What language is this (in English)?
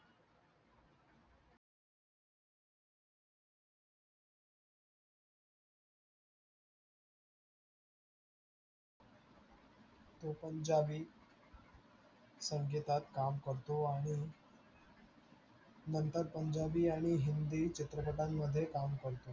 Marathi